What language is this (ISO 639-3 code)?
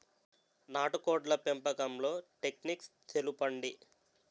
tel